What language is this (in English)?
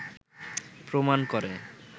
Bangla